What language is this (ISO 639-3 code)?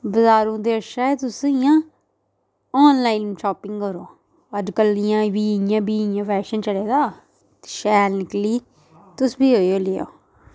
doi